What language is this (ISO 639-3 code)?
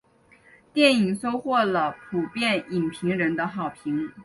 zho